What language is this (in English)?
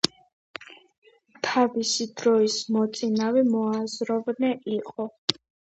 Georgian